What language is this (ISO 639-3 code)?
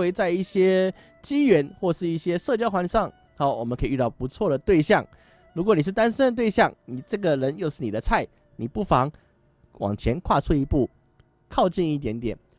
zho